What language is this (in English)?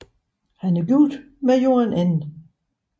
Danish